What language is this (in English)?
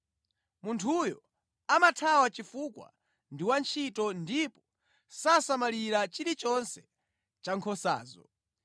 Nyanja